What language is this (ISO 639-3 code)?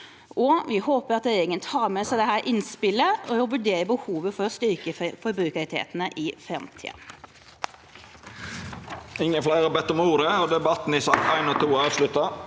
nor